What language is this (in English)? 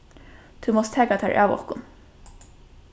Faroese